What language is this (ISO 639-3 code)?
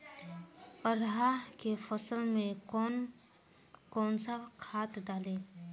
bho